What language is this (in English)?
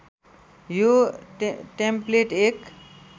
Nepali